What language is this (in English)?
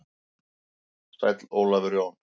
Icelandic